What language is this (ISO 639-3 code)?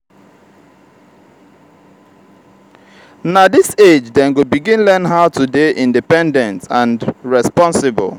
pcm